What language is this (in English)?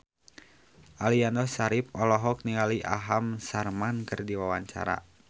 Sundanese